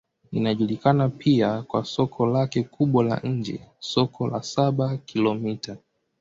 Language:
Swahili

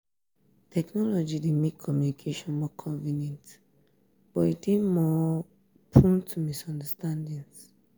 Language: Nigerian Pidgin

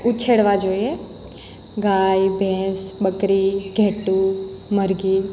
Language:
Gujarati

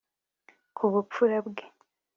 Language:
Kinyarwanda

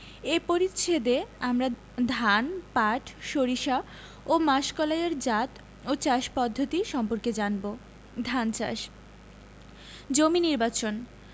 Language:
Bangla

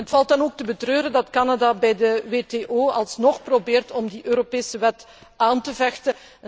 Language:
Dutch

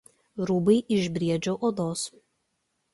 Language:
Lithuanian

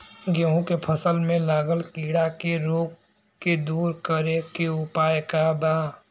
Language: Bhojpuri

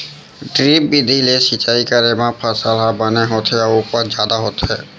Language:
Chhattisgarhi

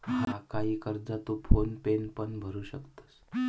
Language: Marathi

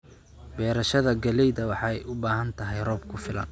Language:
Somali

